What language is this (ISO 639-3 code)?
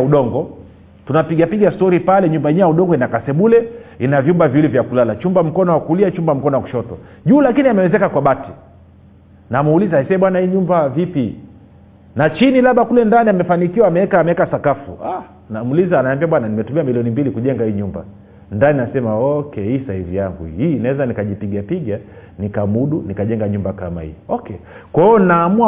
swa